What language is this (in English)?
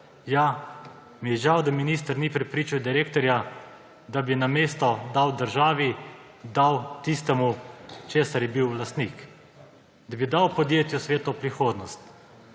Slovenian